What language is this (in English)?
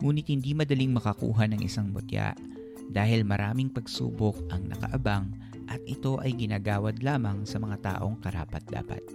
Filipino